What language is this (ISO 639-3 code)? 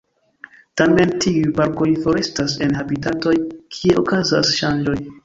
epo